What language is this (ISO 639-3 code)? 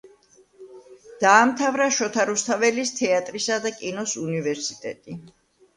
kat